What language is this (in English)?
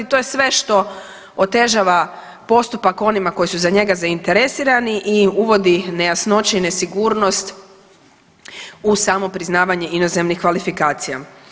Croatian